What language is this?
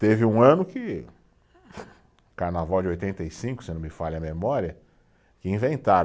Portuguese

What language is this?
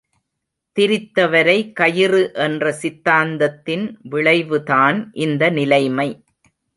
Tamil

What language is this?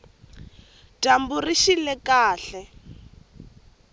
Tsonga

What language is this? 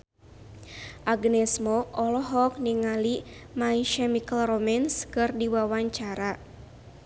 Sundanese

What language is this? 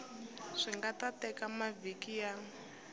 Tsonga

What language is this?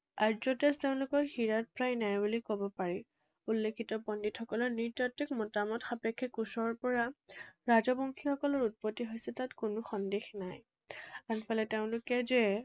Assamese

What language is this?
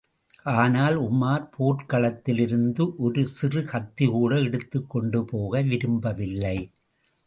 Tamil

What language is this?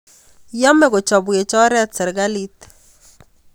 Kalenjin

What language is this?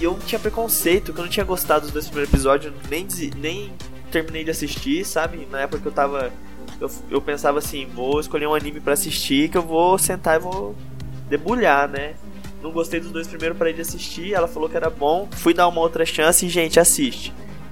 Portuguese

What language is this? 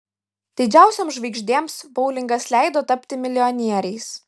Lithuanian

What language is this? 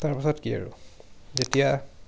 Assamese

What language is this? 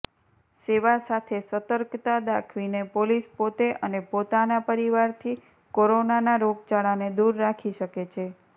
Gujarati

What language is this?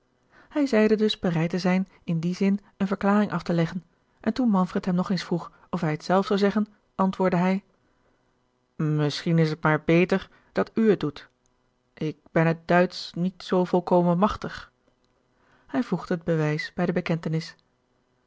Dutch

